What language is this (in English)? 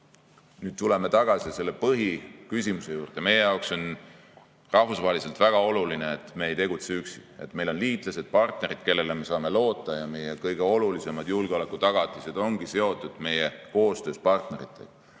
Estonian